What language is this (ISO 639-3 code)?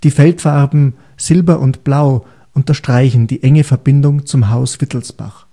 deu